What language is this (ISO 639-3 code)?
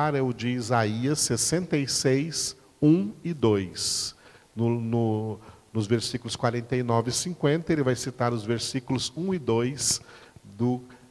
por